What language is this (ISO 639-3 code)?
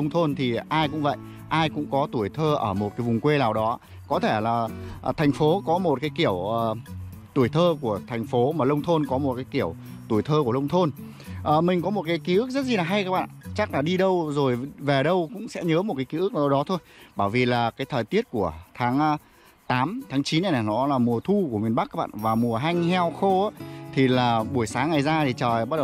vie